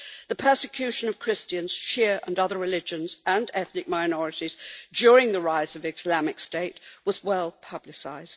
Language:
English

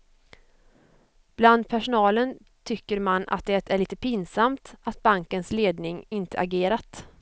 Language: Swedish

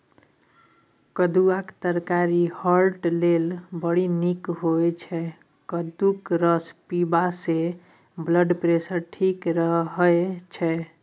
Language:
Maithili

